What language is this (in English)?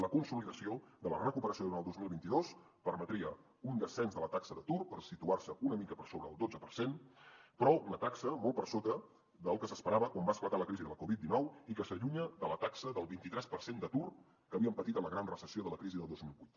Catalan